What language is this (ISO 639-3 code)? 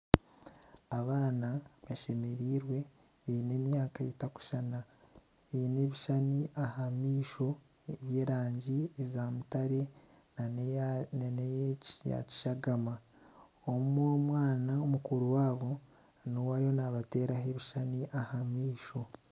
nyn